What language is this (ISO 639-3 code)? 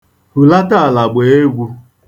ibo